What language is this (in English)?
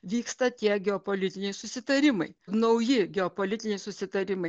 Lithuanian